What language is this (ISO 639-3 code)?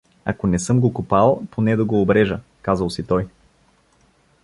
bul